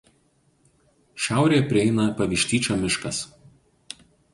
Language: Lithuanian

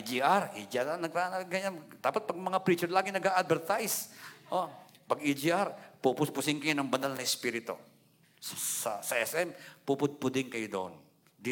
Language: Filipino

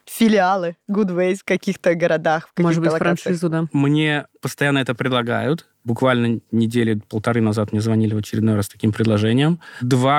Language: Russian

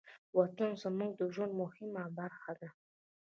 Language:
Pashto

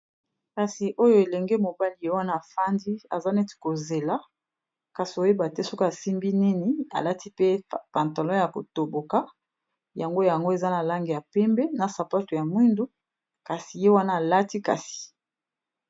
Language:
Lingala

